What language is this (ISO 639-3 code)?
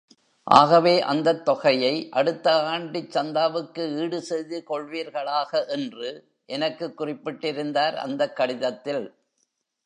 tam